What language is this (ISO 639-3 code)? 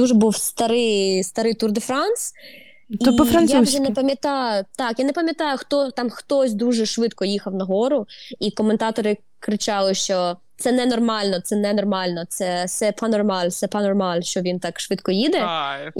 ukr